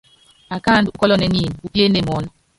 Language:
Yangben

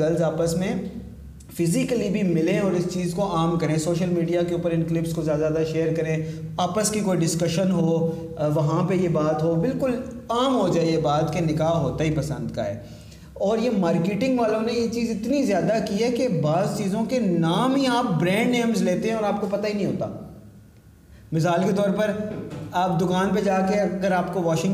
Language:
Urdu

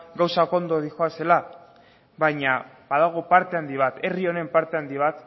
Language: Basque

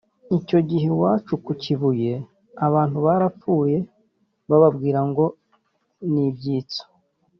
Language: Kinyarwanda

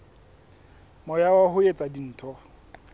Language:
Southern Sotho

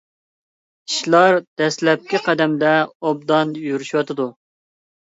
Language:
Uyghur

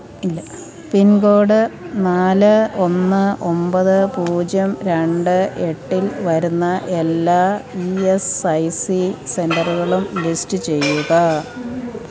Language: Malayalam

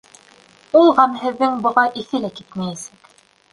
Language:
Bashkir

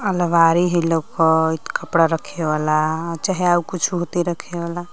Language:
Magahi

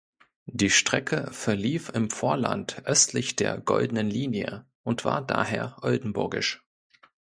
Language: German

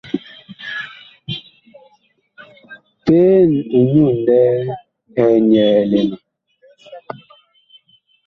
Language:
Bakoko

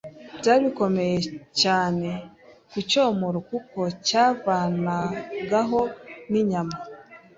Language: Kinyarwanda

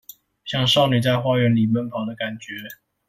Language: Chinese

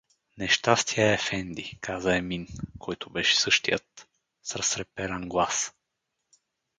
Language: Bulgarian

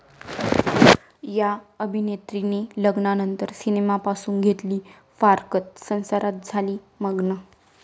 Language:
Marathi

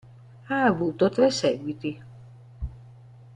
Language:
Italian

